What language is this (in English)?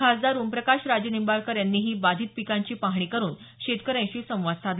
Marathi